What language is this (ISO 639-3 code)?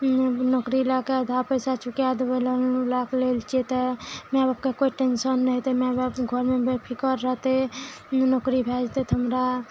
mai